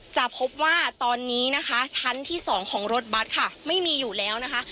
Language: Thai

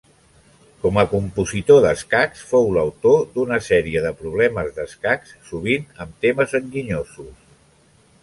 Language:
Catalan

